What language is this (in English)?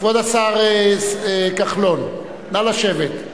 Hebrew